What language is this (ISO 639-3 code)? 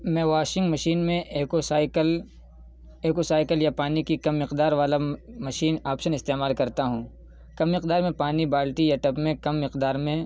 urd